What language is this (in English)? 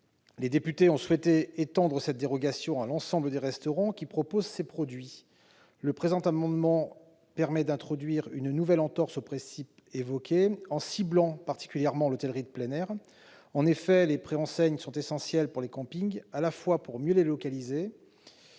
French